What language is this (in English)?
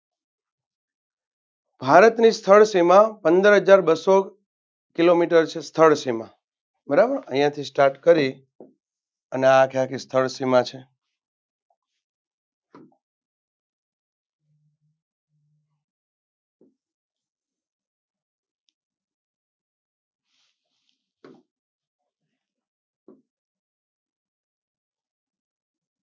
Gujarati